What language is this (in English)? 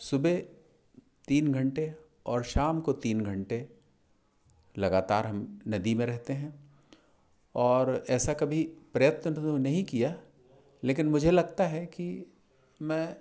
Hindi